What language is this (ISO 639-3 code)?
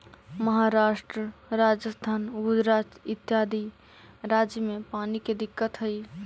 mag